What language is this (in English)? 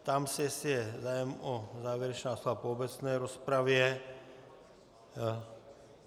Czech